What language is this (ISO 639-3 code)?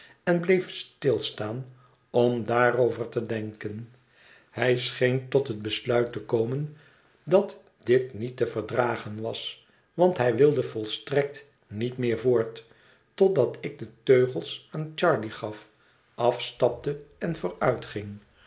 nld